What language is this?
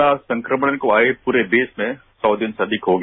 Hindi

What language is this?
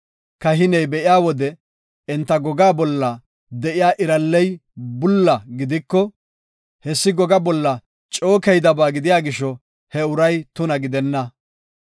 Gofa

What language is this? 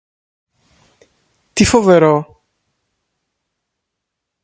Greek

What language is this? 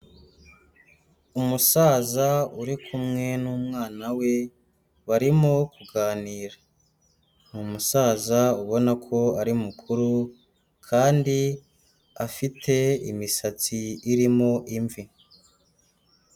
Kinyarwanda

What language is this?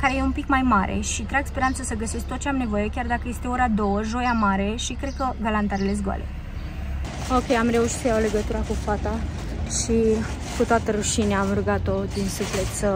Romanian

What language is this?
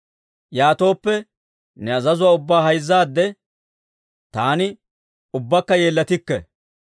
Dawro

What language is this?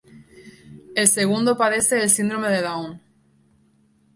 Spanish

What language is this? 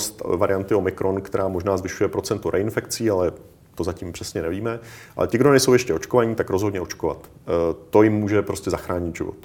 Czech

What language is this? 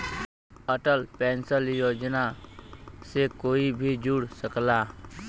Bhojpuri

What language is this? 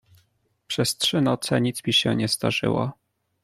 Polish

